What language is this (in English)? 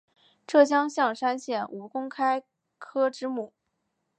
Chinese